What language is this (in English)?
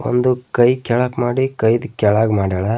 Kannada